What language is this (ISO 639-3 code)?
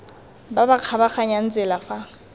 tsn